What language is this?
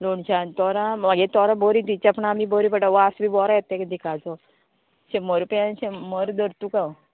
Konkani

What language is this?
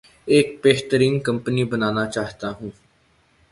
Urdu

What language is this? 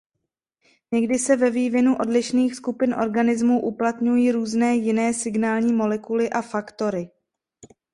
Czech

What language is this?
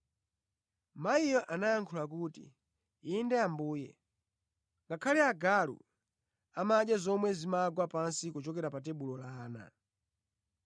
Nyanja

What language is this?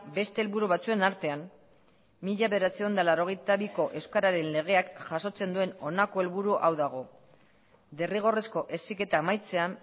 Basque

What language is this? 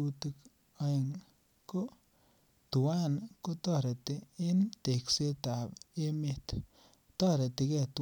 Kalenjin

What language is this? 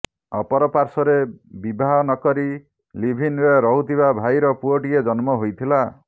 Odia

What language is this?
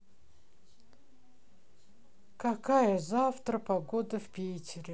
Russian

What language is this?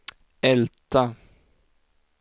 Swedish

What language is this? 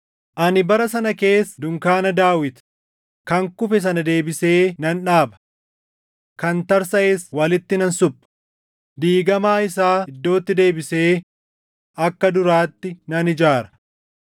Oromo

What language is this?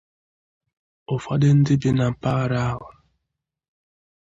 Igbo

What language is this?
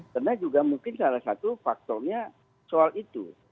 Indonesian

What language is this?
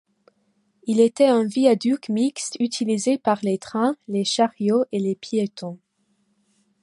French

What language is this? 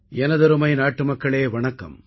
Tamil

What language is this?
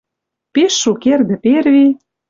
Western Mari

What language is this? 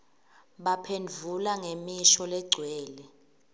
Swati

